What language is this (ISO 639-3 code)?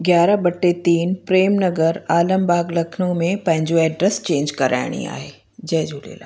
snd